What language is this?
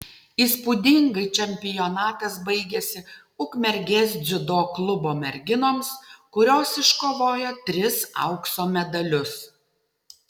Lithuanian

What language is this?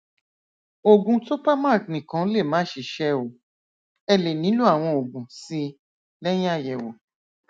Yoruba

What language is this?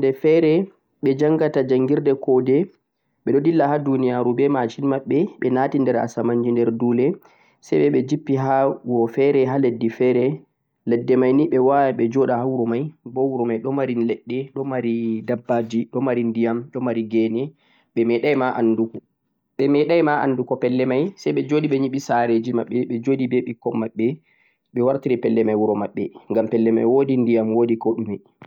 Central-Eastern Niger Fulfulde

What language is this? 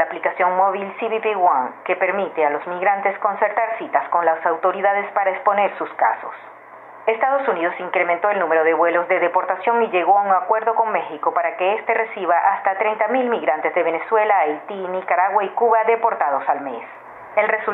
Spanish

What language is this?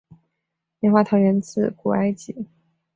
Chinese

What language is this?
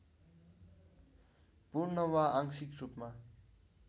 Nepali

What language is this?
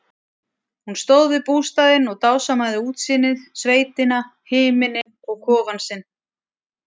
Icelandic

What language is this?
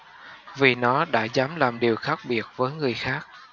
Vietnamese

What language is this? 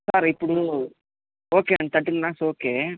Telugu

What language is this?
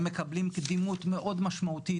Hebrew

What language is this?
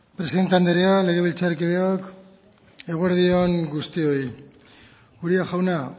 Basque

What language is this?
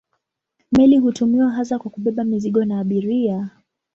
Swahili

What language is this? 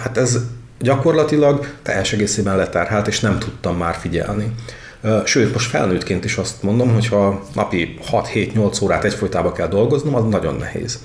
Hungarian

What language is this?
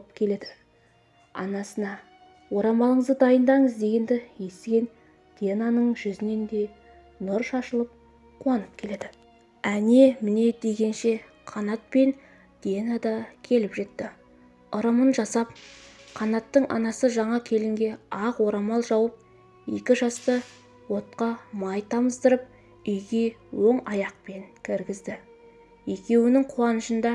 Turkish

